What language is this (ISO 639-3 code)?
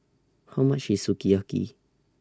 eng